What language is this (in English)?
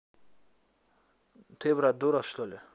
Russian